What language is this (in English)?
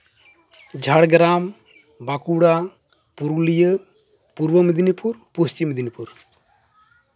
Santali